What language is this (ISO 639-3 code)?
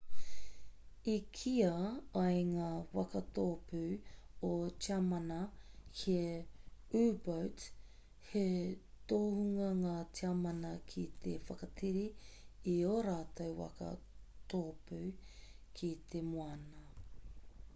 mri